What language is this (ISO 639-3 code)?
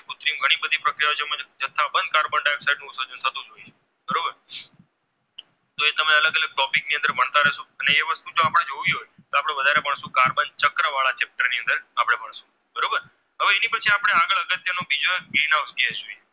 guj